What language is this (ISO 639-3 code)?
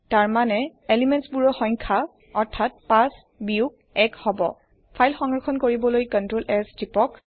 asm